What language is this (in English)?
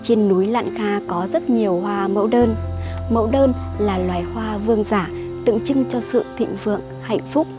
Vietnamese